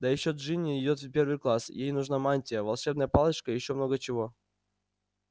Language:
Russian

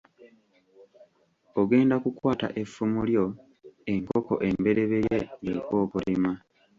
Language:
Ganda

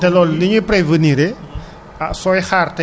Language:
Wolof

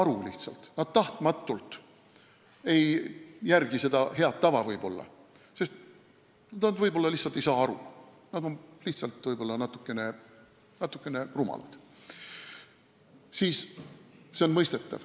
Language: Estonian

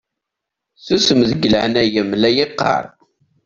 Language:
Kabyle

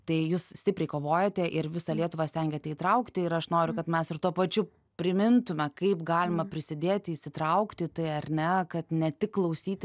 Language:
Lithuanian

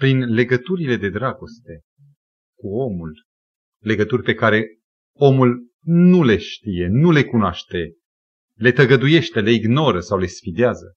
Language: Romanian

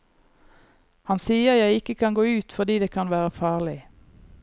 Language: Norwegian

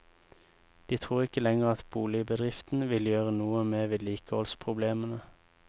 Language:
Norwegian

